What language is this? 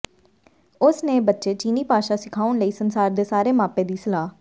Punjabi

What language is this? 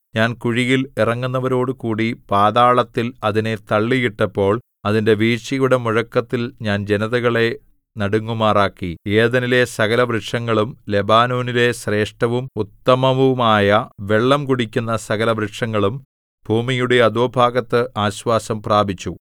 Malayalam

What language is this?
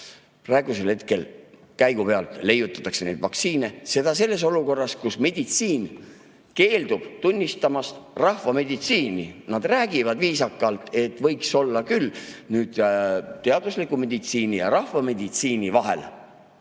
Estonian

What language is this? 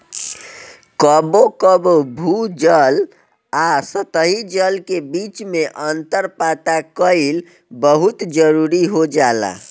Bhojpuri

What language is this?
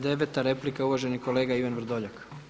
Croatian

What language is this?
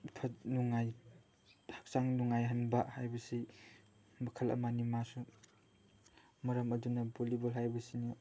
Manipuri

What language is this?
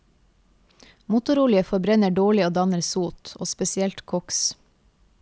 Norwegian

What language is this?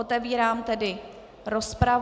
Czech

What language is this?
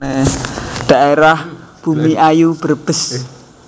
Javanese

